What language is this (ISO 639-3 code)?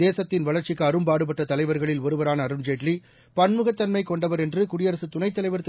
tam